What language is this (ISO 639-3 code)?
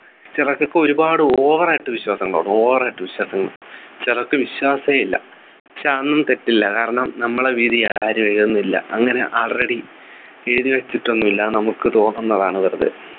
mal